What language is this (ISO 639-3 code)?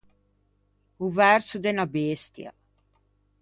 lij